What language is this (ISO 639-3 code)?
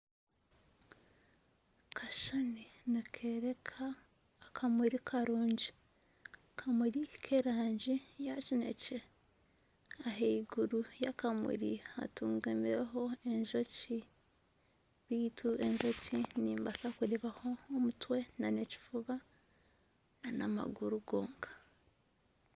nyn